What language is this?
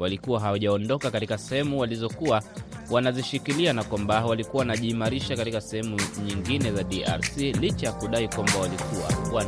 Swahili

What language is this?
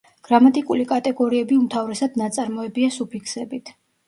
Georgian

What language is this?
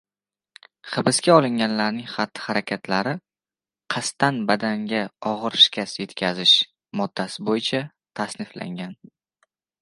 Uzbek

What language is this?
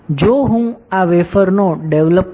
Gujarati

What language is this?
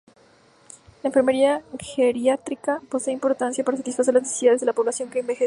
Spanish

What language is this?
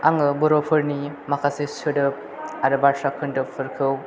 Bodo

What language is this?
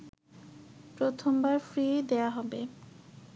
Bangla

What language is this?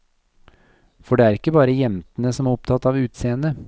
Norwegian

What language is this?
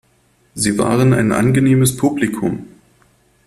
German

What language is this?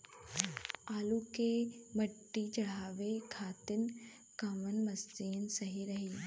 Bhojpuri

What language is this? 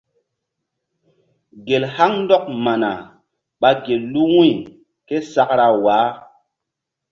Mbum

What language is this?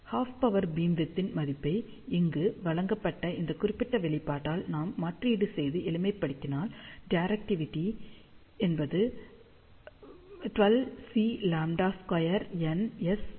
Tamil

